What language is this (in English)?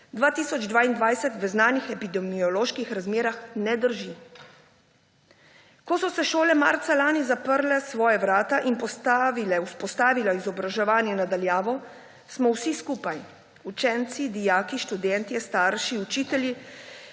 Slovenian